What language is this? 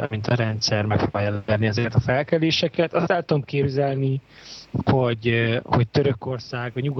Hungarian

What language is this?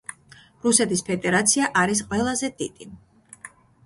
Georgian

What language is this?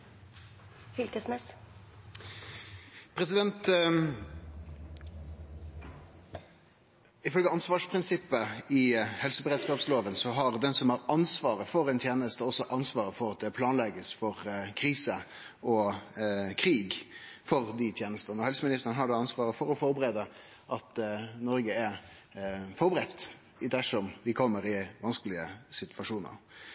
Norwegian Nynorsk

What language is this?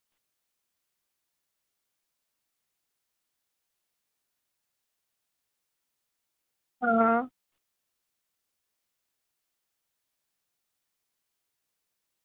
Dogri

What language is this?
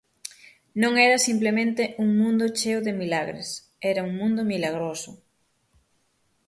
Galician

